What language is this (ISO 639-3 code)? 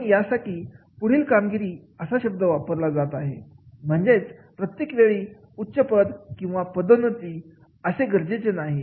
mar